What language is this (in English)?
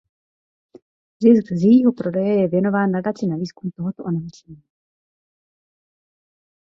Czech